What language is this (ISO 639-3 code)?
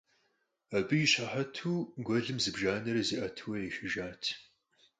kbd